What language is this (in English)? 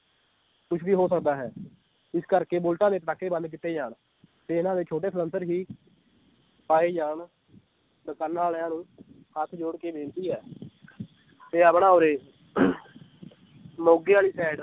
Punjabi